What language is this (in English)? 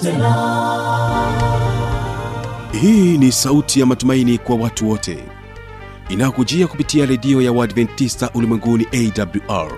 Swahili